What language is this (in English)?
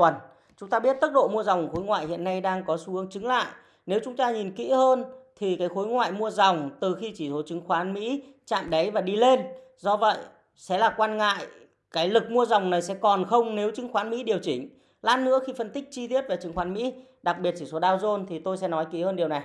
Vietnamese